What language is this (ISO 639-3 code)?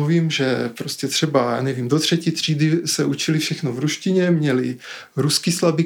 ces